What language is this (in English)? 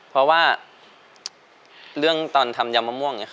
Thai